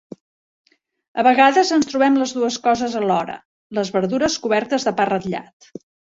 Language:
Catalan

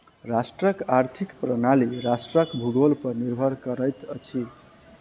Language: Maithili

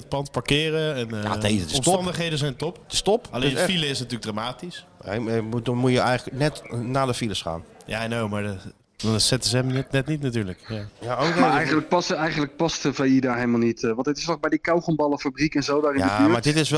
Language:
Dutch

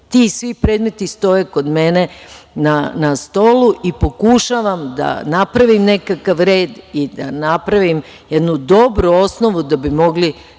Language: Serbian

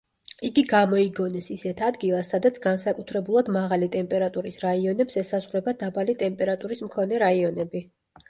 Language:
Georgian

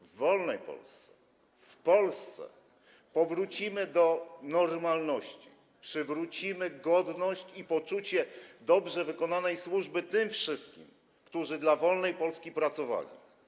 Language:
Polish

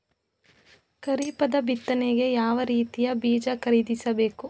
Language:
Kannada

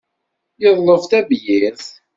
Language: Kabyle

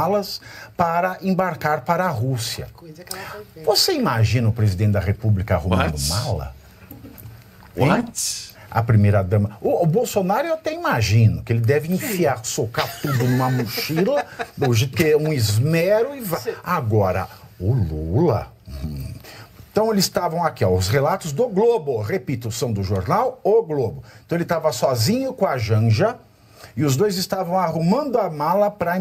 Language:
Portuguese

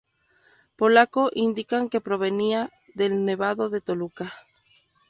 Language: Spanish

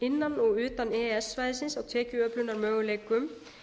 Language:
Icelandic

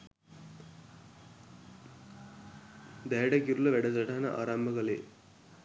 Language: Sinhala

